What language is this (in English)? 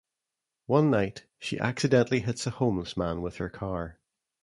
English